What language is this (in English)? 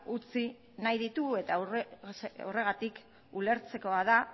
Basque